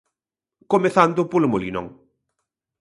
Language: Galician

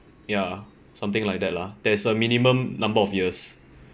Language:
English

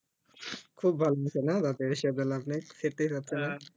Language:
Bangla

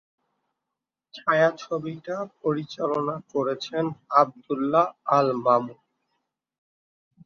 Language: Bangla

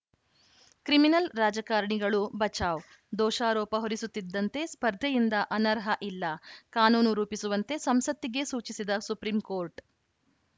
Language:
Kannada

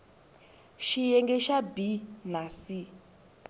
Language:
Tsonga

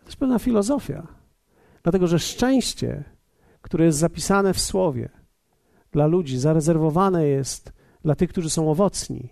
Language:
Polish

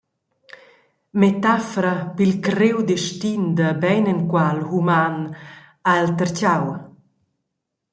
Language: Romansh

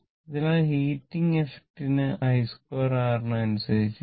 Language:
Malayalam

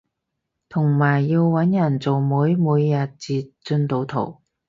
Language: Cantonese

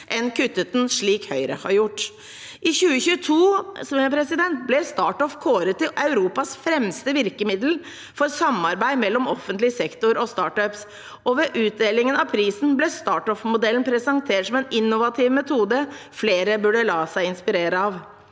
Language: Norwegian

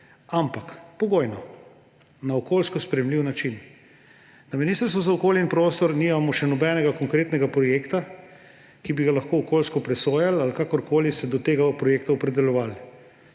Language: Slovenian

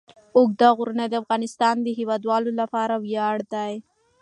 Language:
Pashto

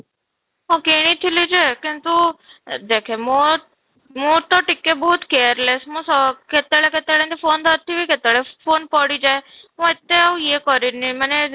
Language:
Odia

